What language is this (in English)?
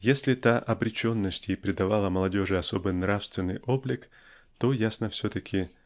Russian